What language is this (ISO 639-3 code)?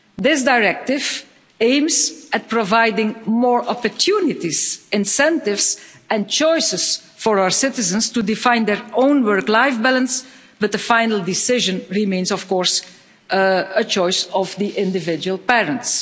eng